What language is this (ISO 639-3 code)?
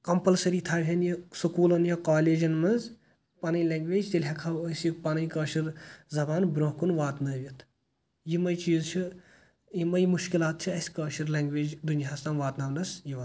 kas